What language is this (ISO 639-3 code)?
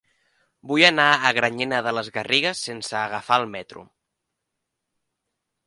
cat